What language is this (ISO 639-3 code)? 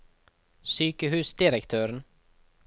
nor